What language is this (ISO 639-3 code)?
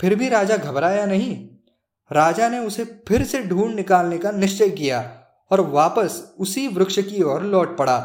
hin